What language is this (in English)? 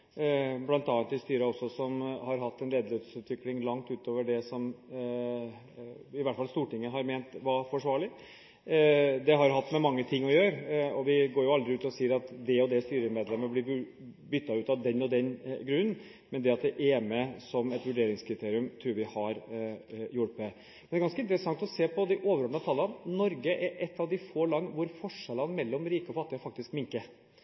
Norwegian Bokmål